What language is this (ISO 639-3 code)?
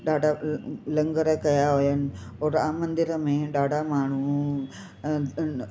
snd